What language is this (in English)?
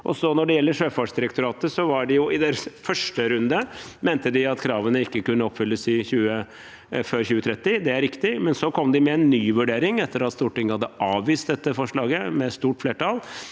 Norwegian